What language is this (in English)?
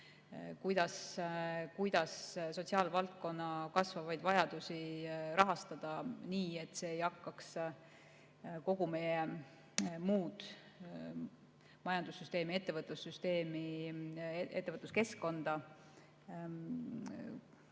Estonian